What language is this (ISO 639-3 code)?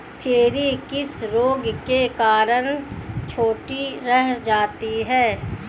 hin